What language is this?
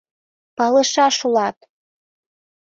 Mari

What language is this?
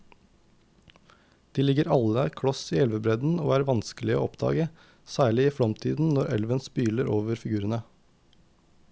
Norwegian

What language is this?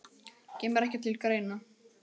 Icelandic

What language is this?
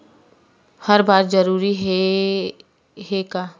Chhattisgarhi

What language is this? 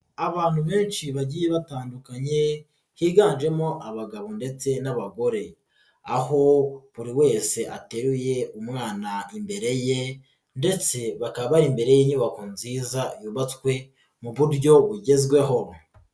Kinyarwanda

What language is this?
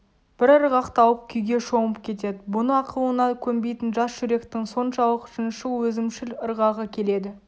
Kazakh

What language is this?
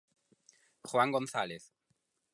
Galician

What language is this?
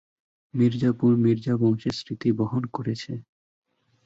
Bangla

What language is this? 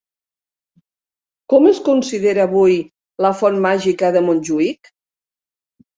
Catalan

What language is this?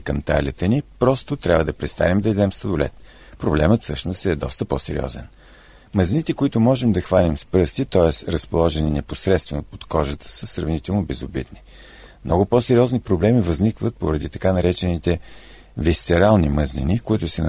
Bulgarian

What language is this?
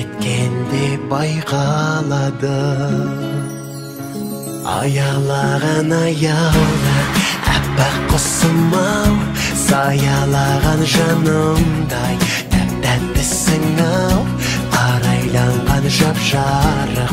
Turkish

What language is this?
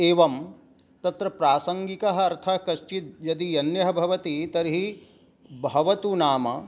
Sanskrit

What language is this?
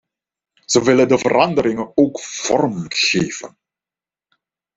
Dutch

